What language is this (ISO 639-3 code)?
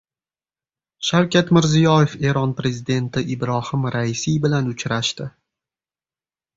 uzb